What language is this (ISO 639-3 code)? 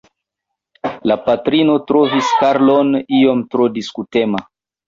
epo